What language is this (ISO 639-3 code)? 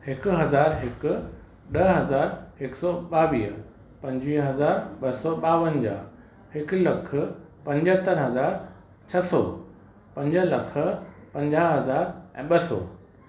snd